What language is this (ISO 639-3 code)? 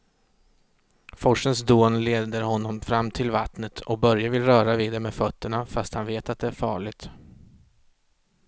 swe